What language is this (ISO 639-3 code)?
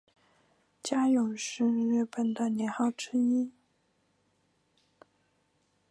zho